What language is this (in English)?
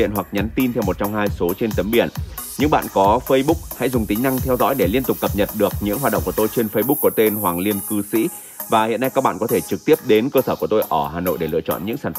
Vietnamese